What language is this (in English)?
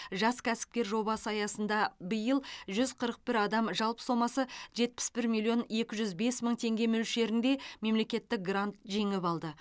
Kazakh